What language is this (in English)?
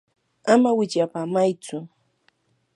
Yanahuanca Pasco Quechua